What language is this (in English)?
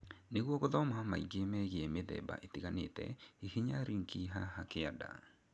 Kikuyu